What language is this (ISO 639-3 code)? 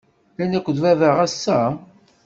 kab